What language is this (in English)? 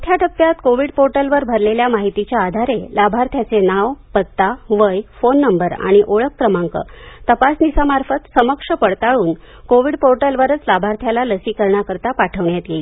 Marathi